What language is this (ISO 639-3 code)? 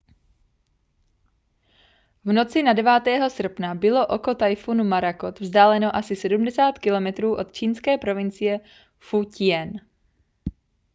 ces